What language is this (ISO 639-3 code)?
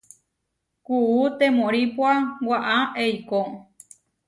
var